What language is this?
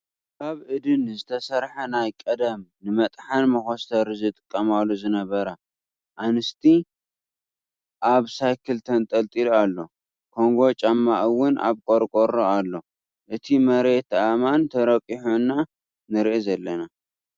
Tigrinya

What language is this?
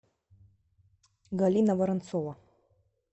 Russian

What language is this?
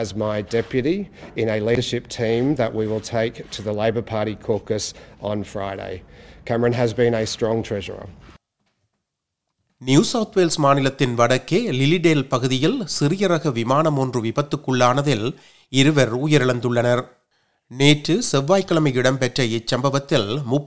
Tamil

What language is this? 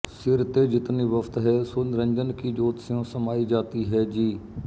Punjabi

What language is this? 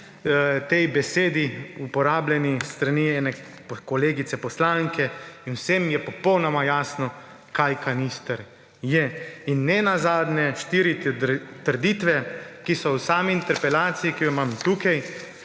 Slovenian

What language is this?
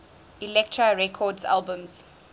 English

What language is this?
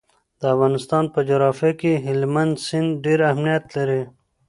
Pashto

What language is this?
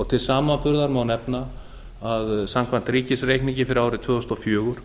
Icelandic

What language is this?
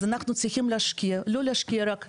Hebrew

